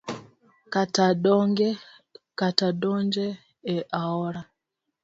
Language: Luo (Kenya and Tanzania)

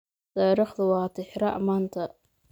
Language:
Somali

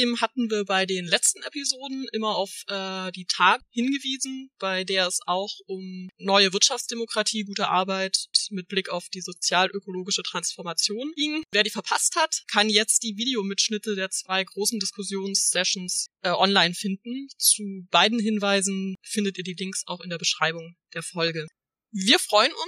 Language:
German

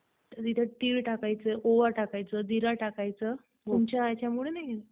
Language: Marathi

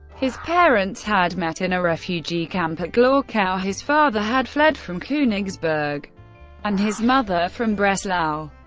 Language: English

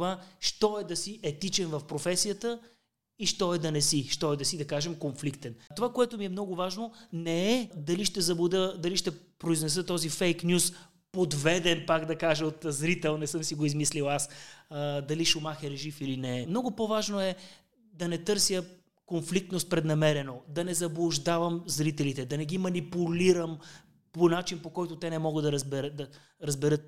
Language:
Bulgarian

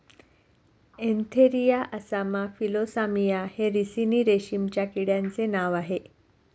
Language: Marathi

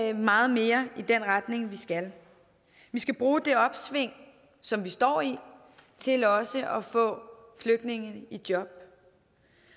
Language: Danish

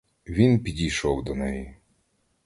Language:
Ukrainian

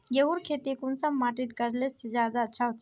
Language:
Magahi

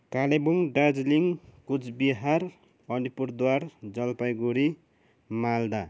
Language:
Nepali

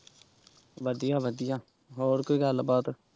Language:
Punjabi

